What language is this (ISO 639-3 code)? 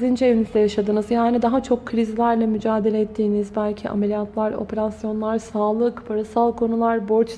tur